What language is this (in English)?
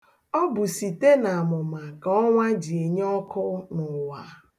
Igbo